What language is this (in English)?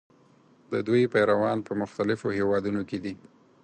Pashto